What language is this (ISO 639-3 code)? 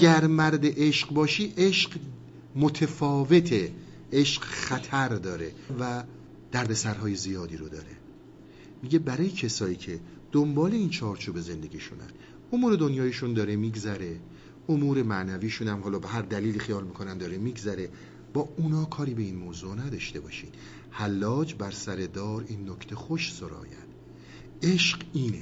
fas